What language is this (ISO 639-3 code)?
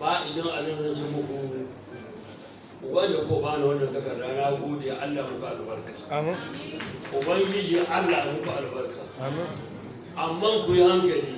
hau